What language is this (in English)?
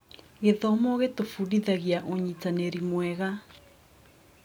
Kikuyu